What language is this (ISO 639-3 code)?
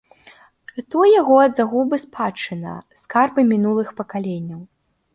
bel